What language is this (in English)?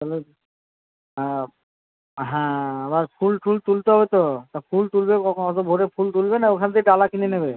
Bangla